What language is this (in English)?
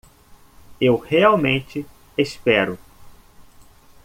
Portuguese